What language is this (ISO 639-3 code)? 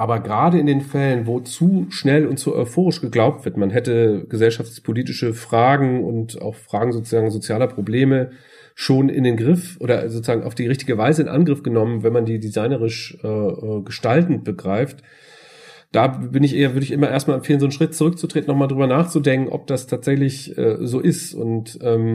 deu